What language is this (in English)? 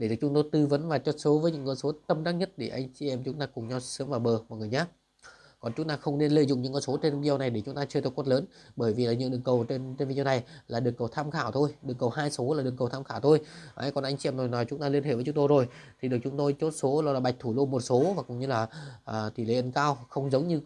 Vietnamese